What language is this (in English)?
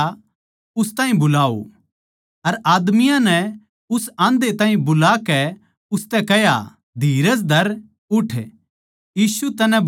Haryanvi